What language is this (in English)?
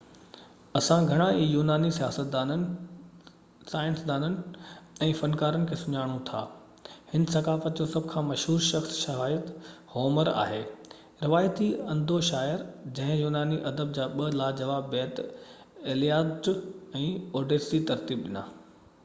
Sindhi